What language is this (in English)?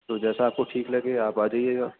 Urdu